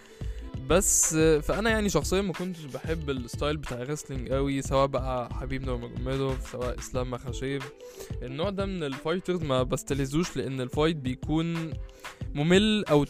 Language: Arabic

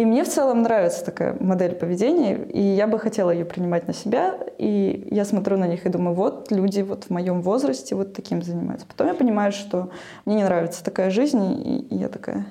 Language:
Russian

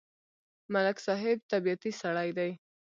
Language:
Pashto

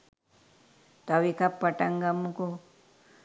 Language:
Sinhala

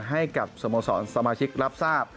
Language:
Thai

